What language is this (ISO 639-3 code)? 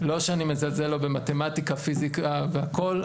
heb